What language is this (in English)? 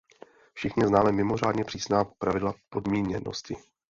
Czech